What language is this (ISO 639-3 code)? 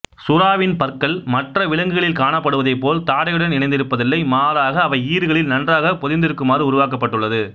tam